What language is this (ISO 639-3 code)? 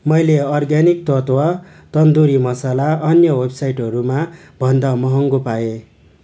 nep